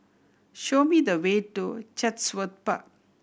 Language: English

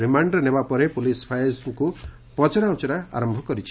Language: Odia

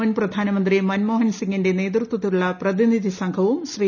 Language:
Malayalam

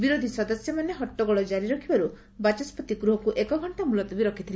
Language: Odia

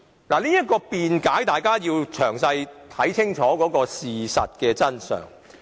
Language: Cantonese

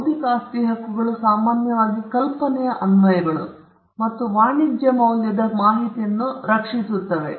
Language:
Kannada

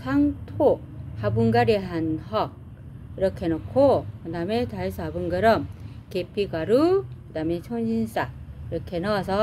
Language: Korean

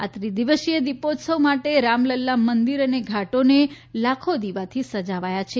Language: Gujarati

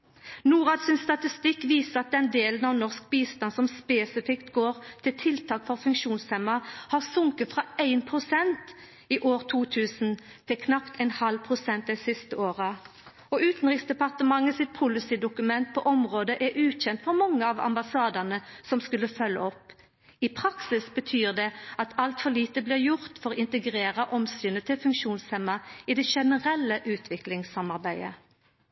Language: Norwegian Nynorsk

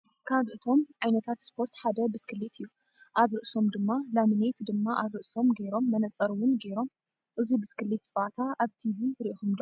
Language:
Tigrinya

